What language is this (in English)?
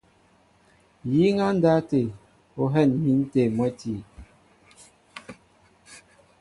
Mbo (Cameroon)